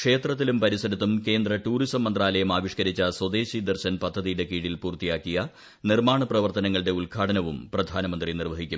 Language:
Malayalam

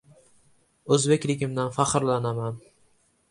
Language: Uzbek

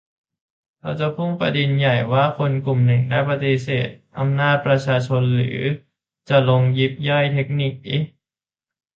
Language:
Thai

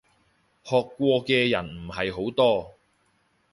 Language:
Cantonese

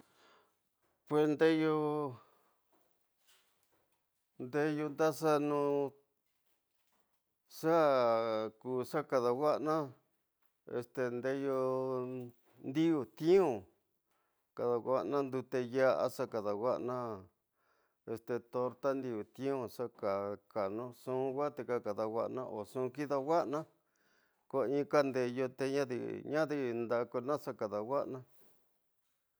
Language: Tidaá Mixtec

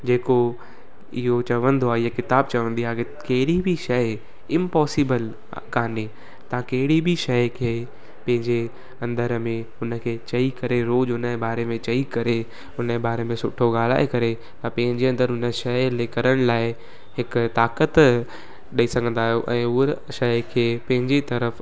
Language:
Sindhi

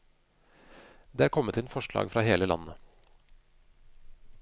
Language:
Norwegian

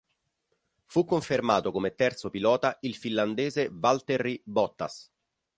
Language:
Italian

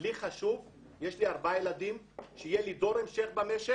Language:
Hebrew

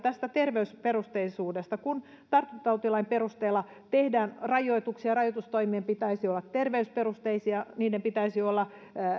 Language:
Finnish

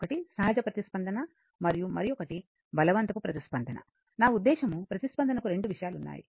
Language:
Telugu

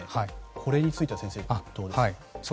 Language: Japanese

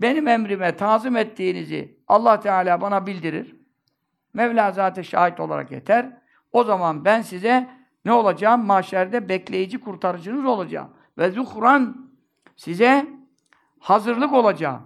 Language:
Turkish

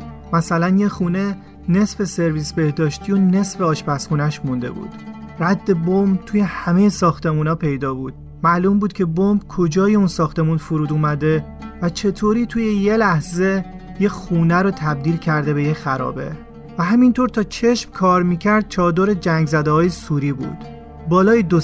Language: Persian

